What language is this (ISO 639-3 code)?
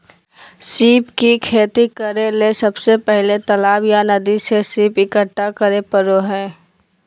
mag